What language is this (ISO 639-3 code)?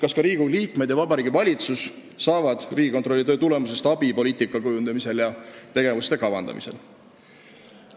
est